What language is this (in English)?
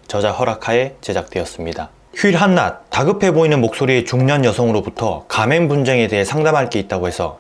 Korean